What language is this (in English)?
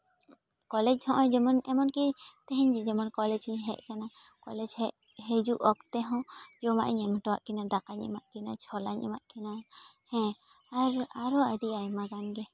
Santali